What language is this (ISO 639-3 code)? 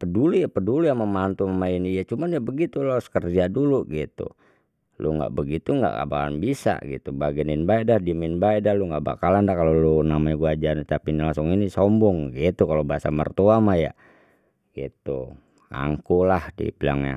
bew